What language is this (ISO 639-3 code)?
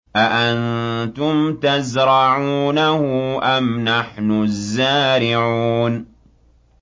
ara